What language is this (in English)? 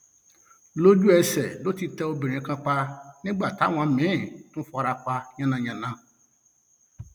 Yoruba